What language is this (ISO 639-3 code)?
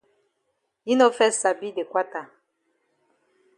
wes